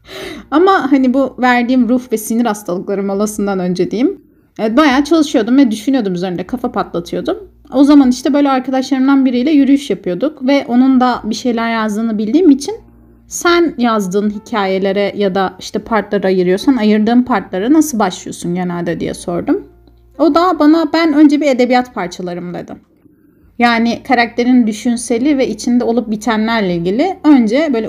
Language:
Turkish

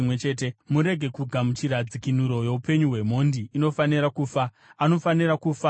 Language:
Shona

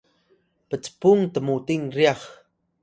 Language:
Atayal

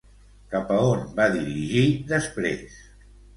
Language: Catalan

